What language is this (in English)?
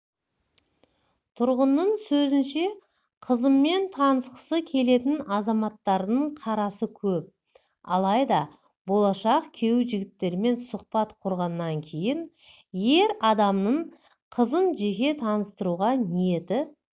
Kazakh